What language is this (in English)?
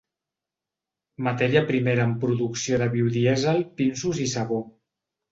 Catalan